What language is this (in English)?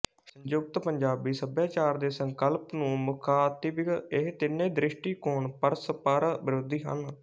Punjabi